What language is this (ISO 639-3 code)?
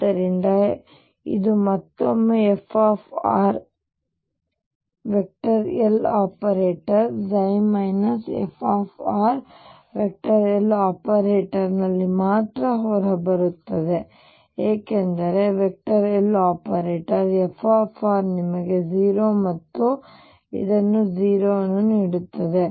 kan